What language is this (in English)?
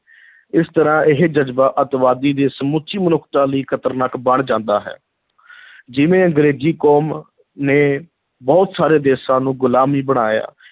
Punjabi